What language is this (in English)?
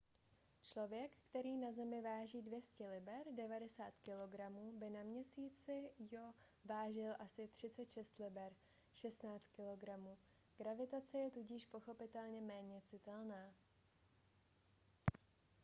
Czech